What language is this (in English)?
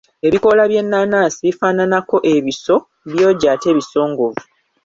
Ganda